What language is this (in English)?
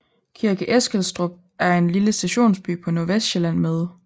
Danish